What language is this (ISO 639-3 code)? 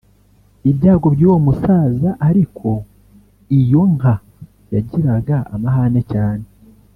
kin